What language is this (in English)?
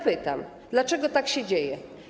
Polish